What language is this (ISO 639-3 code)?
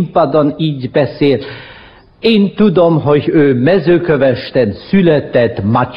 hun